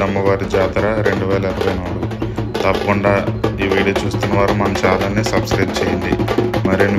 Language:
Telugu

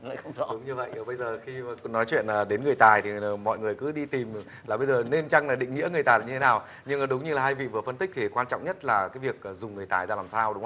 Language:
Vietnamese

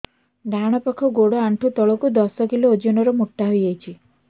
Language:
Odia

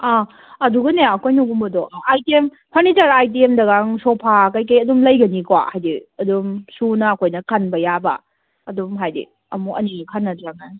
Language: Manipuri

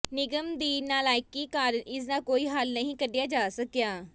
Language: Punjabi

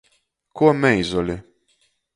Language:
Latgalian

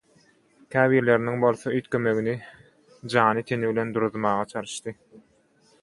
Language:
Turkmen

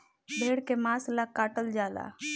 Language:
Bhojpuri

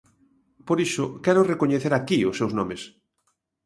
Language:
Galician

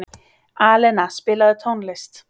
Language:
Icelandic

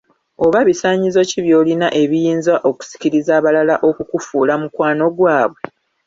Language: Ganda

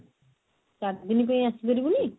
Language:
Odia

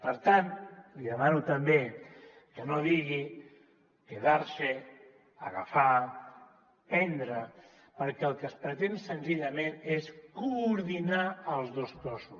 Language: Catalan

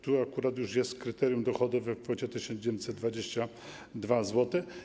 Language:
Polish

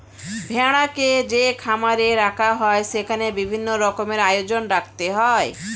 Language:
Bangla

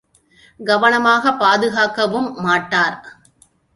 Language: Tamil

